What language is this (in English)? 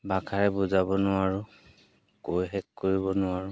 Assamese